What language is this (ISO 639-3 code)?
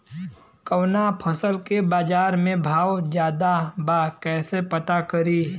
bho